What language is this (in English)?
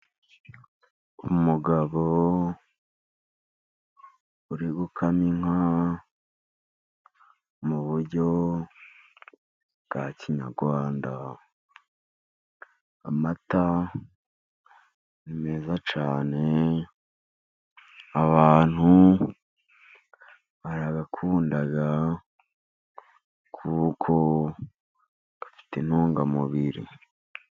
Kinyarwanda